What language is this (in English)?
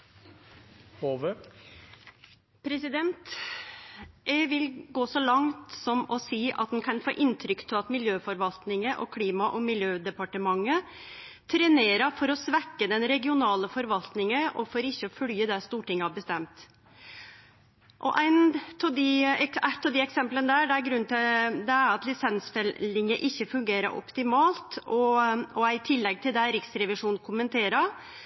Norwegian Nynorsk